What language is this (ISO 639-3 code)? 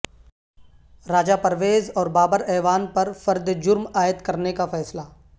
urd